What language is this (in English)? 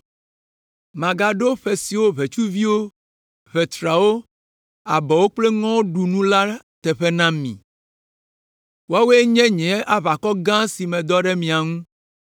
Ewe